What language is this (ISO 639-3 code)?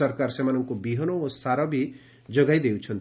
ori